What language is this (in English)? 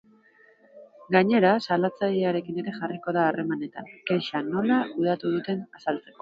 Basque